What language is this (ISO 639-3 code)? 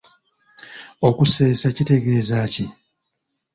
lug